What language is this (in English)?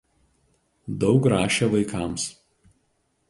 Lithuanian